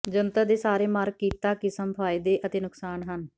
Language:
Punjabi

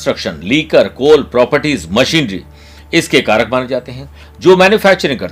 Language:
Hindi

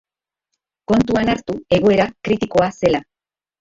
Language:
Basque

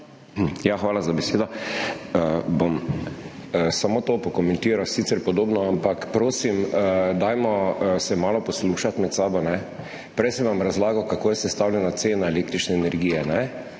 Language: Slovenian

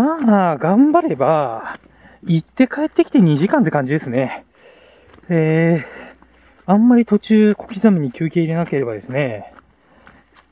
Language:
Japanese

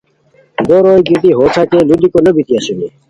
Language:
Khowar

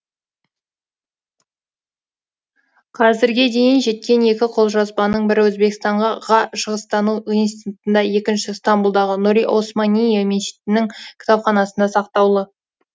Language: Kazakh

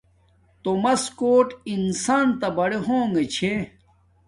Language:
Domaaki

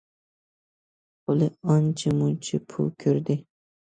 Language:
Uyghur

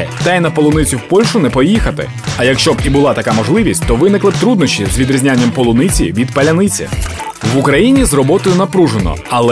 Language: Ukrainian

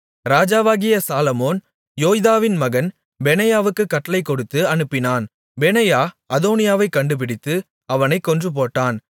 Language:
Tamil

